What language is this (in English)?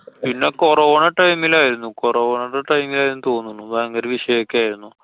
Malayalam